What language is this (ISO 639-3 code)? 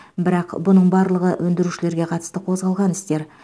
kaz